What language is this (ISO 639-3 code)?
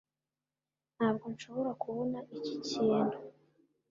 kin